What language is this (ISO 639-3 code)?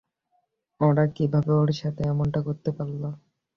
ben